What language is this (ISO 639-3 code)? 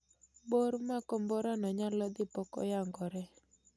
luo